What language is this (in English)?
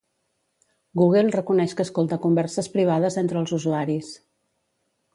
Catalan